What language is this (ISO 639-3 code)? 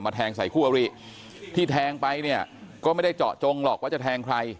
tha